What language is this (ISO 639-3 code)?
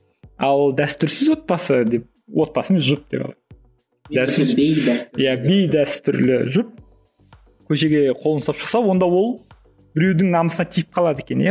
kaz